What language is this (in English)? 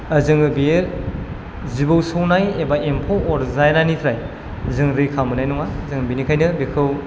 Bodo